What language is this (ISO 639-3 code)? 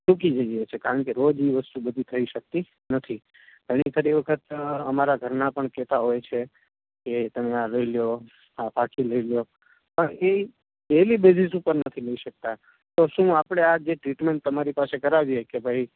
guj